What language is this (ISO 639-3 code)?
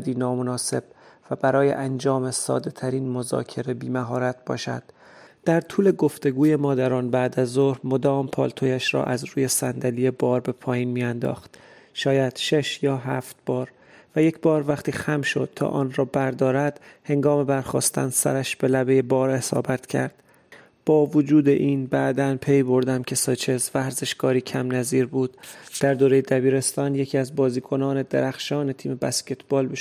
fas